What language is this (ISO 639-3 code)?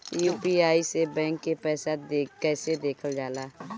bho